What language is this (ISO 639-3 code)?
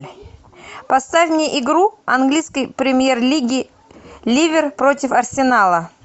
rus